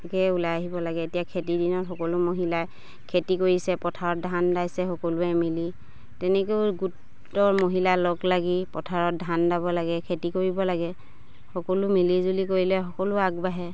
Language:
Assamese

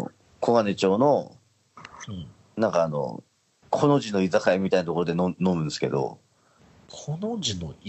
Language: Japanese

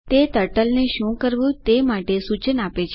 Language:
Gujarati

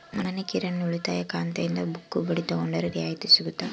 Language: Kannada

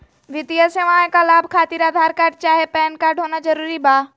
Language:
Magahi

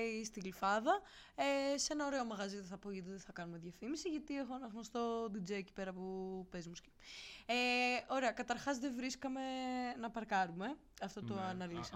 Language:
Greek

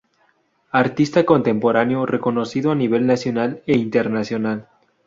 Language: Spanish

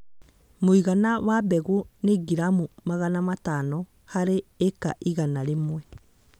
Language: Kikuyu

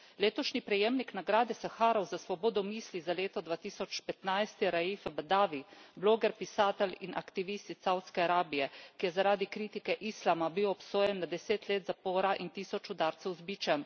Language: Slovenian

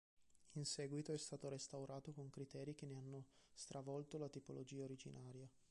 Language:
Italian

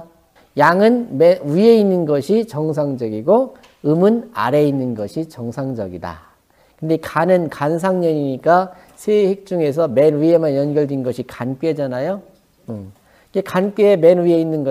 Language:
Korean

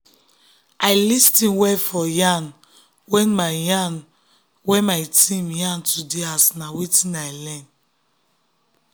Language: Nigerian Pidgin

